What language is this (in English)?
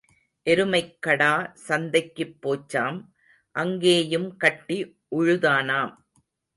Tamil